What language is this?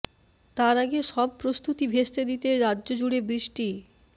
Bangla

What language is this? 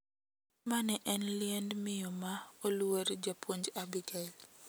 Luo (Kenya and Tanzania)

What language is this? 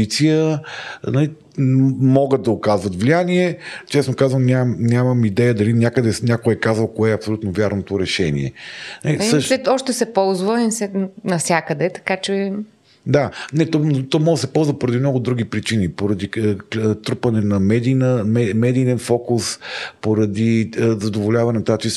Bulgarian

